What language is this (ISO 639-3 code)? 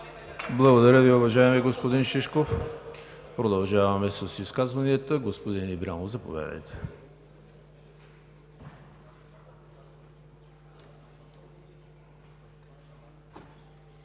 bul